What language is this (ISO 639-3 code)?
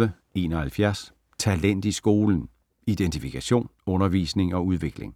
dan